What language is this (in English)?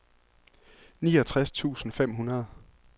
Danish